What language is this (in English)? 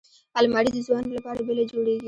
Pashto